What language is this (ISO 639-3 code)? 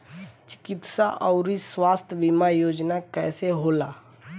bho